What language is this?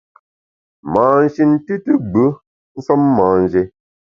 Bamun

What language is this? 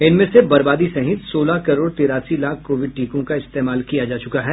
Hindi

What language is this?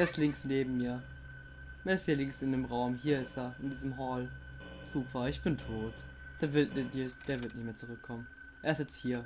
German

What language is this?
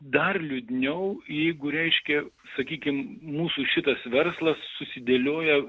Lithuanian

